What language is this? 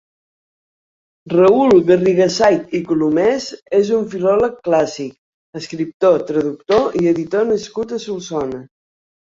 Catalan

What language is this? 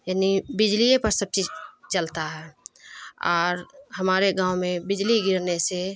Urdu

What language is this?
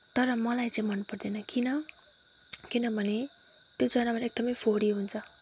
Nepali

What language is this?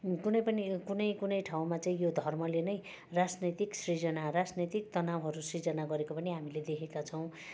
Nepali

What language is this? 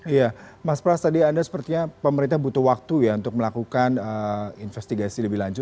Indonesian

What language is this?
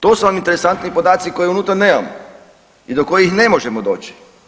Croatian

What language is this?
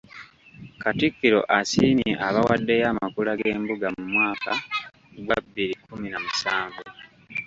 Ganda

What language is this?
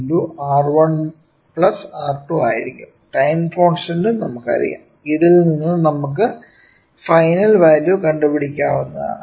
Malayalam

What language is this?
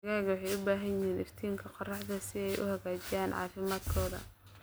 Somali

